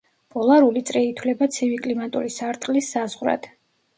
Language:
Georgian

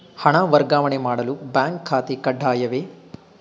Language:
Kannada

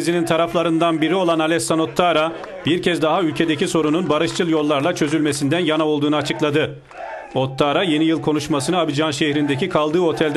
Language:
Turkish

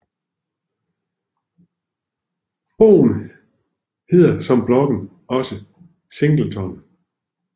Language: Danish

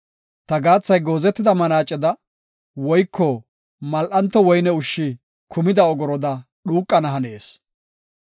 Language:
Gofa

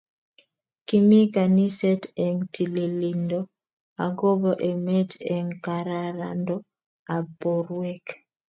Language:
Kalenjin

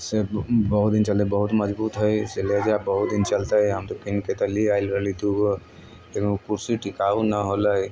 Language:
Maithili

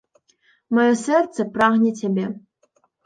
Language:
Belarusian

